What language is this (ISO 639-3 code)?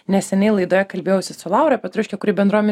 lit